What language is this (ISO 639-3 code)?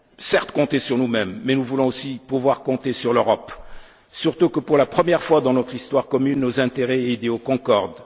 fra